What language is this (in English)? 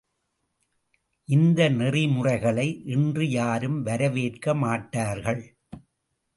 Tamil